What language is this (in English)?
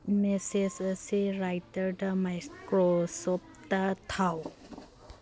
Manipuri